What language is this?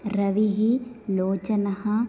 Sanskrit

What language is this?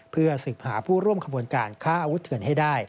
Thai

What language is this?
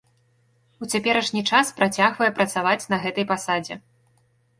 Belarusian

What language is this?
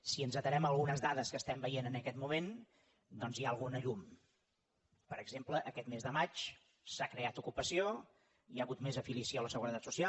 Catalan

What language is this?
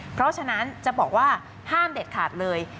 Thai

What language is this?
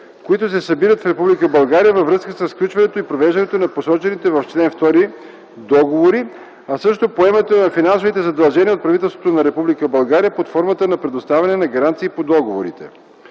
Bulgarian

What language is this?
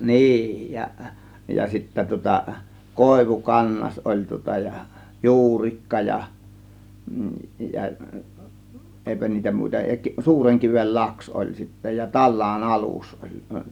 Finnish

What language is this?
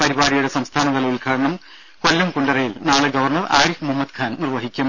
Malayalam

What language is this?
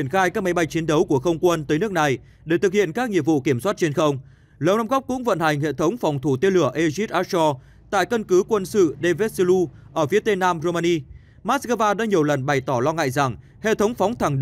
Vietnamese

